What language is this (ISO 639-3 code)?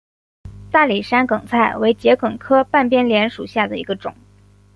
zho